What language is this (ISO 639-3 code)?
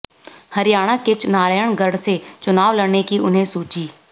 hin